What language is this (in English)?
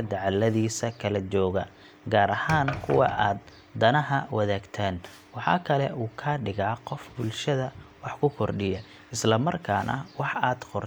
Somali